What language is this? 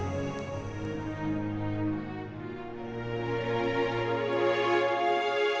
Indonesian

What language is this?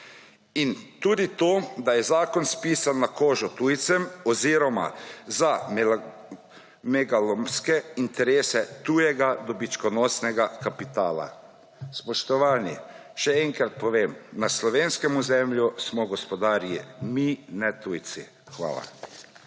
Slovenian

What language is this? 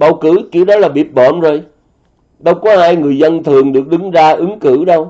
Vietnamese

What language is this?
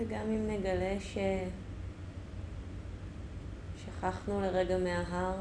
Hebrew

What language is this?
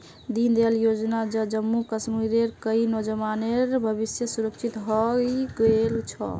Magahi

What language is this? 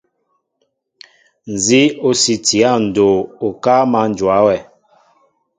Mbo (Cameroon)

